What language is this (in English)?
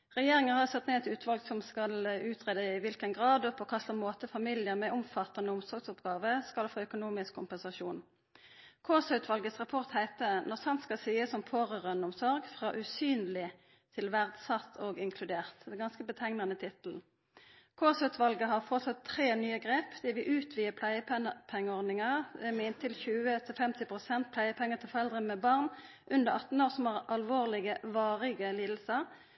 Norwegian Nynorsk